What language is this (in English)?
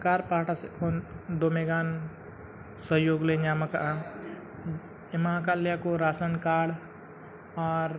Santali